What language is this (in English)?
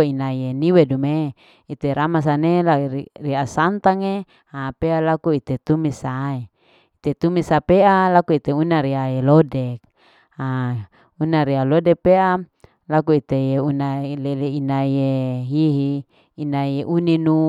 Larike-Wakasihu